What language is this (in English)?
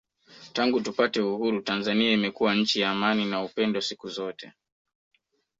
Swahili